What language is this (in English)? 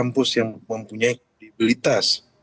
Indonesian